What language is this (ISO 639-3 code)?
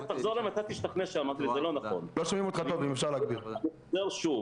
heb